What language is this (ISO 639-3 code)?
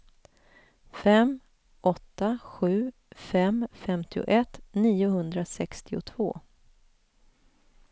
swe